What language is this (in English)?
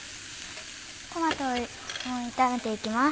Japanese